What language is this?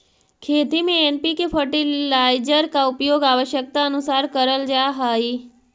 Magahi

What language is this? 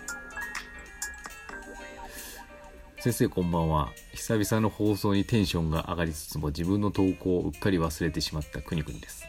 Japanese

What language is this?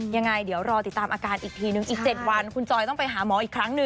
Thai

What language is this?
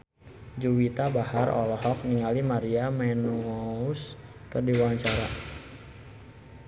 Sundanese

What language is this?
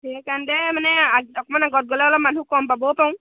Assamese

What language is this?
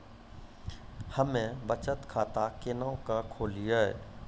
Maithili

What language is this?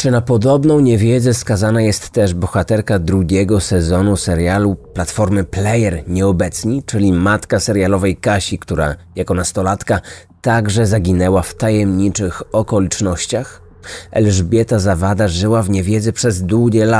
Polish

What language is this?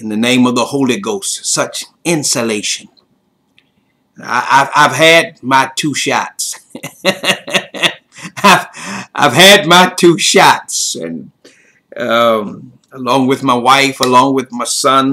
English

